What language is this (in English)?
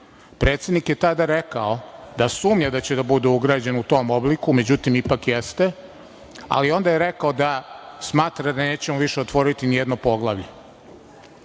Serbian